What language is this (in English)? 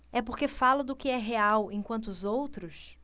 Portuguese